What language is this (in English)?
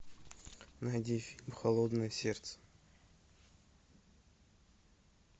Russian